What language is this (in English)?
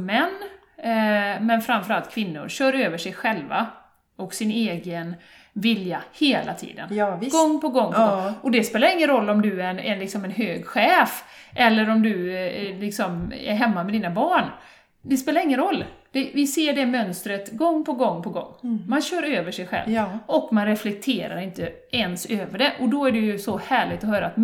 Swedish